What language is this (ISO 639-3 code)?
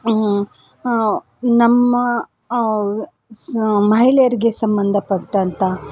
kan